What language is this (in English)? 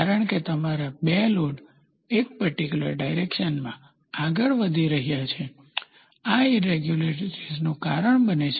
Gujarati